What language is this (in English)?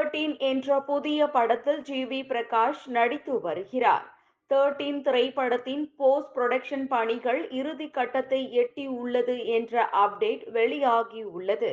Tamil